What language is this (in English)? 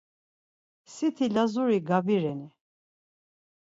Laz